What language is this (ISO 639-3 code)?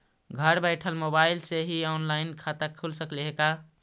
mag